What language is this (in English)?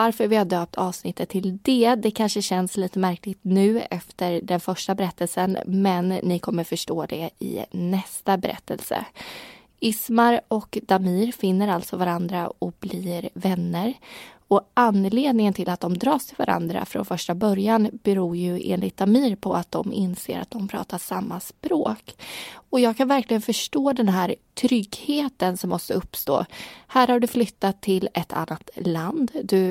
Swedish